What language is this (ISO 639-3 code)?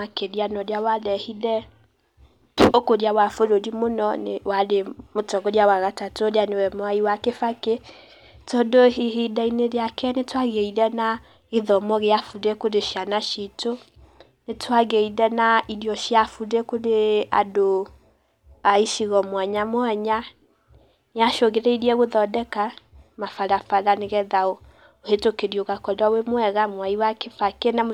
kik